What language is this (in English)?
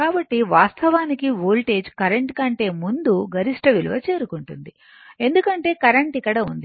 Telugu